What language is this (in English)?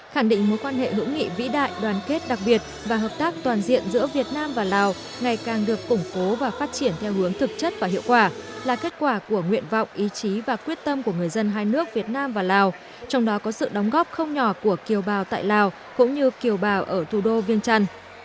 Vietnamese